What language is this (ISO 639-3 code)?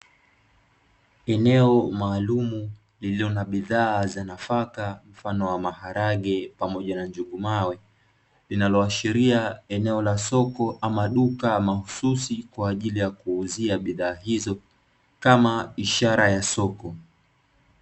swa